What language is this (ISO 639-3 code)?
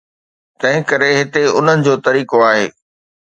snd